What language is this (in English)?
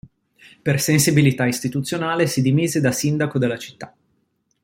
Italian